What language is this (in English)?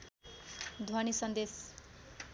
Nepali